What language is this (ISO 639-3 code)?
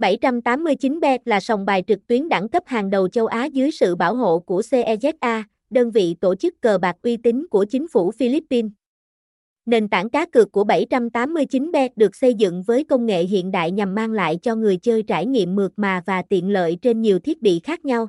vie